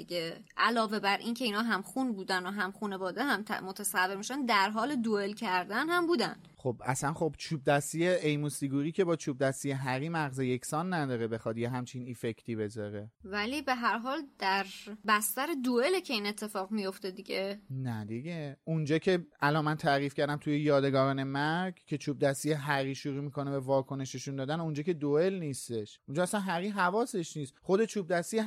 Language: Persian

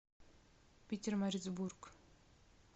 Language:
Russian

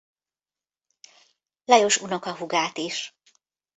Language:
Hungarian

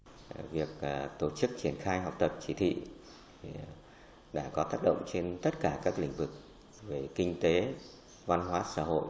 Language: Vietnamese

